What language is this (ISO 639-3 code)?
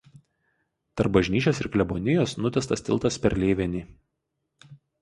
lit